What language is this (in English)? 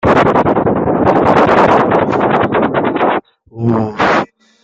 French